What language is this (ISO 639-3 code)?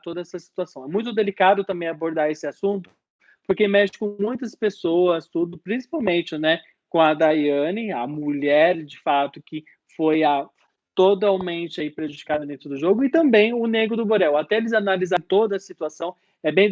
por